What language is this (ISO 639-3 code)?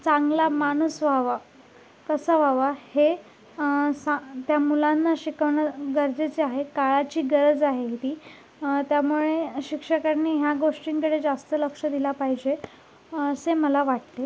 mar